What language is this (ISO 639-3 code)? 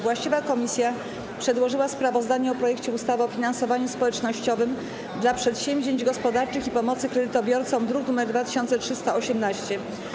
pol